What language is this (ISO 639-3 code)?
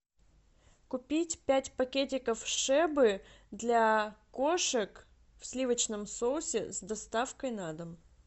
rus